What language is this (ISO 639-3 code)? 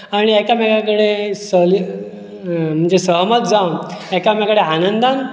kok